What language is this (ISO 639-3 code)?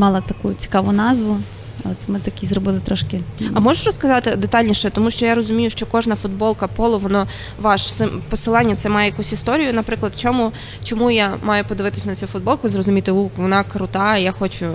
ukr